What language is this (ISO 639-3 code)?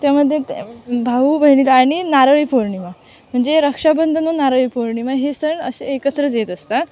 mar